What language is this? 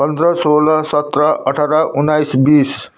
Nepali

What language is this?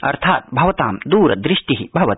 Sanskrit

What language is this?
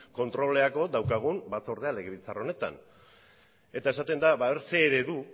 Basque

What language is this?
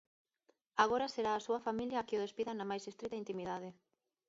Galician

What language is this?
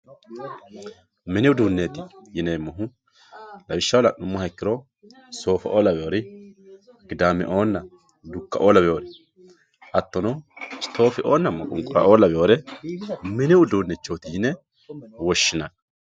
Sidamo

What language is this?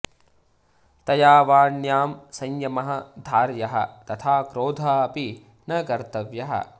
Sanskrit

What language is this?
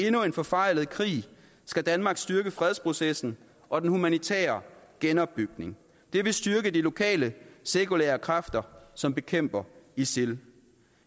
Danish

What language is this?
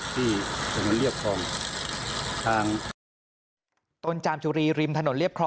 Thai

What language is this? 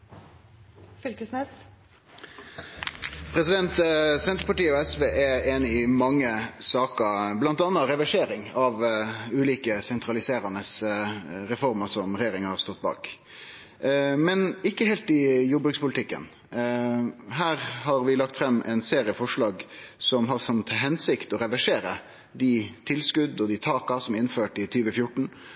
Norwegian Nynorsk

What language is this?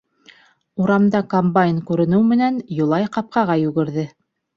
Bashkir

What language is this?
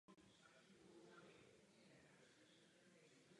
Czech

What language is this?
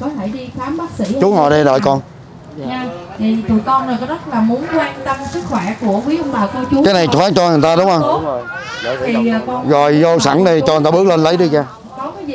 Vietnamese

